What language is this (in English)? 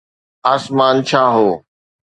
Sindhi